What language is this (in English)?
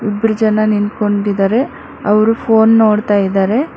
Kannada